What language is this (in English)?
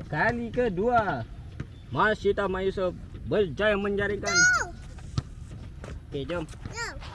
Malay